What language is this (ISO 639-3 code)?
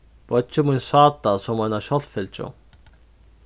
fao